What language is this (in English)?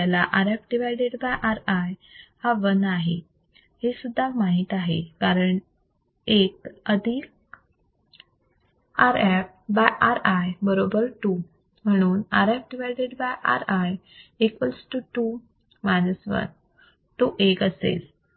Marathi